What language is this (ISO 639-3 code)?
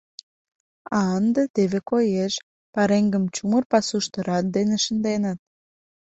chm